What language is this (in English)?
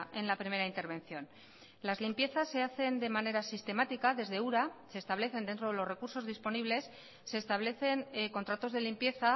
Spanish